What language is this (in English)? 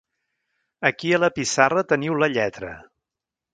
Catalan